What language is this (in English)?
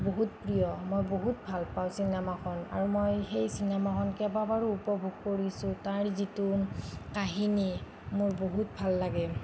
Assamese